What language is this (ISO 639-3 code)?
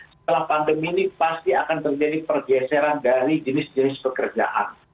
ind